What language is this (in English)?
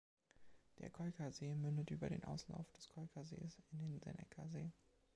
German